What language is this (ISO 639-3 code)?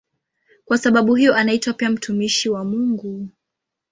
swa